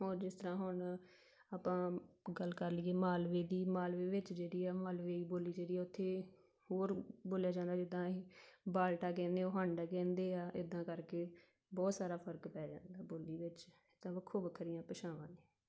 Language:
Punjabi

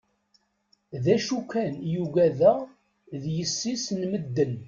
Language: Kabyle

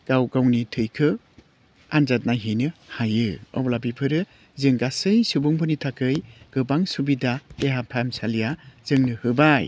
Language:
Bodo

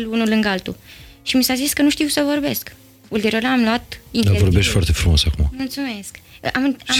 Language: Romanian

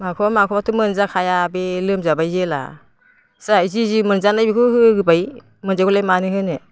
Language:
Bodo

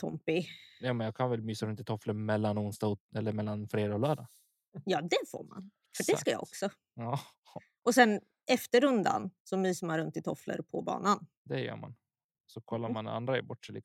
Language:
Swedish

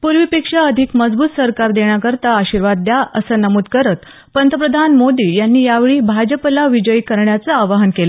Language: Marathi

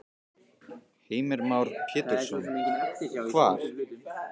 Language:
Icelandic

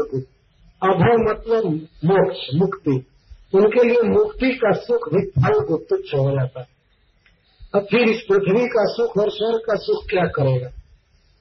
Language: Hindi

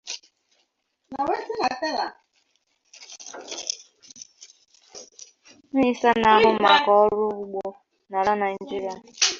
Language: Igbo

